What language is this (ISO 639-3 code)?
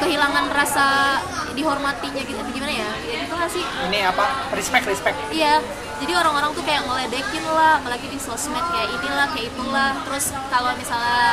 ind